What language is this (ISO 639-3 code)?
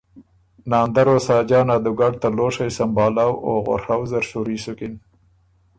oru